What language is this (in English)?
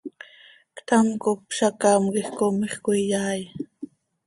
Seri